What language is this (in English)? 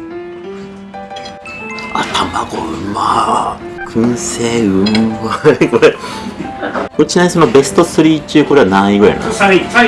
Japanese